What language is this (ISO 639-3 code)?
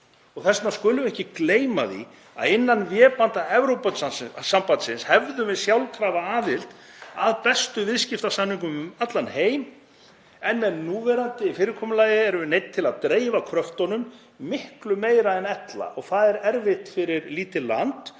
isl